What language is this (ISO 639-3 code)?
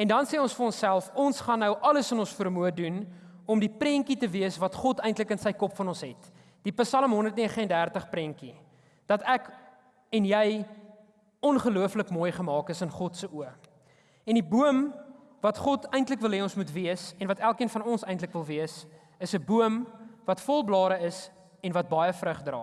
nld